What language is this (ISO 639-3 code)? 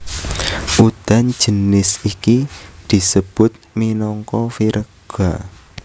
jav